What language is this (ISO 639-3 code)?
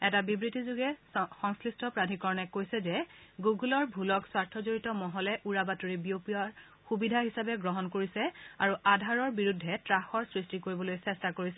asm